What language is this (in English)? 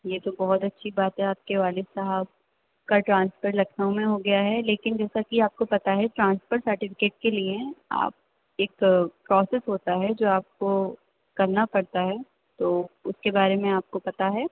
Urdu